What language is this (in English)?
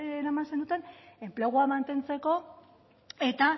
Basque